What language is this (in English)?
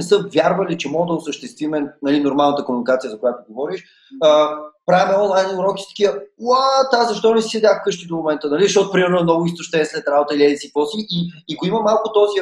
Bulgarian